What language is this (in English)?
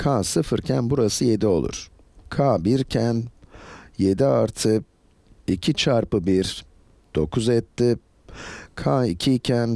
Turkish